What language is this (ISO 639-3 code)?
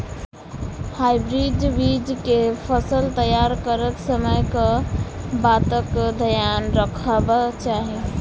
mai